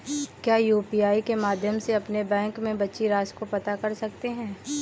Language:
Hindi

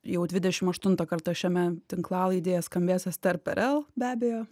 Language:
Lithuanian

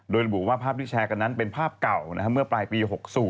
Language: Thai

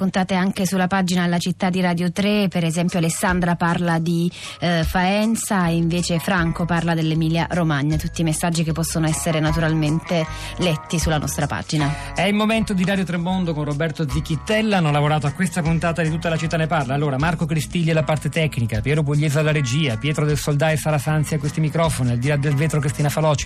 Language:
Italian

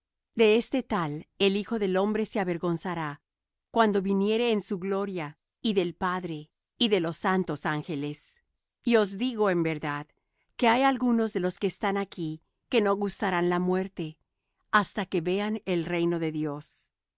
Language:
Spanish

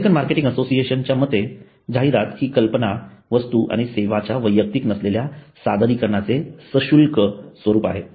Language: Marathi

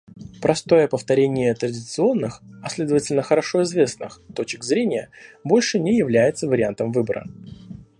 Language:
Russian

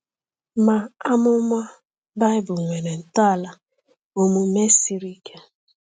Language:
Igbo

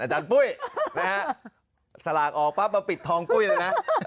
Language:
Thai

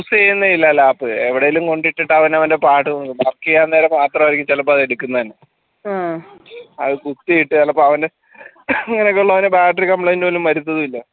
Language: Malayalam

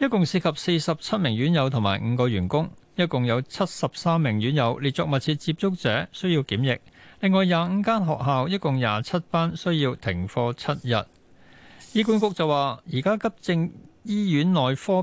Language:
Chinese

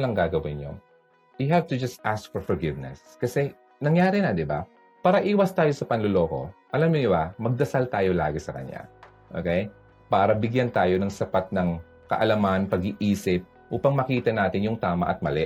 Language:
Filipino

